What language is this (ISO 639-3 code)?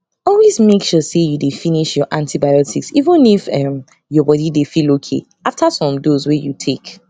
pcm